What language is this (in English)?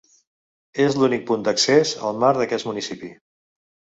Catalan